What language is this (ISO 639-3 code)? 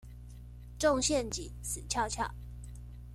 zho